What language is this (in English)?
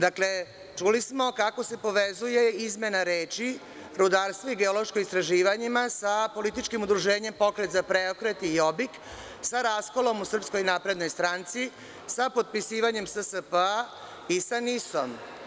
Serbian